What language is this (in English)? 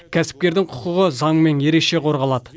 Kazakh